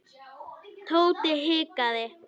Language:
Icelandic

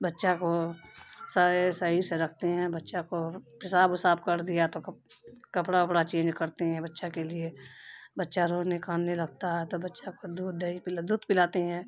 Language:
Urdu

